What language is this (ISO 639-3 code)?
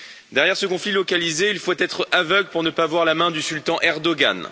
fra